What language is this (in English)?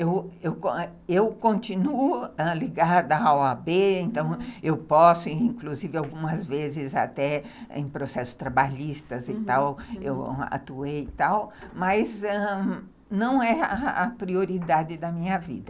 Portuguese